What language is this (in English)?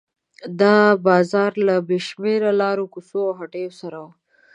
Pashto